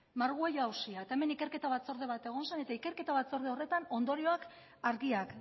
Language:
Basque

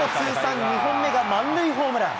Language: Japanese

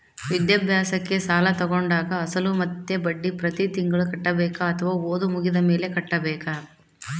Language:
Kannada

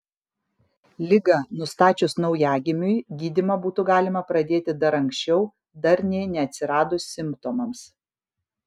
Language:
Lithuanian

